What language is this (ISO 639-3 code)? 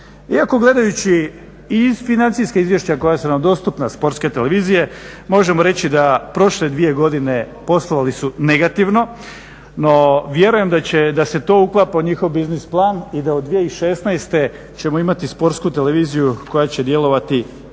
hrv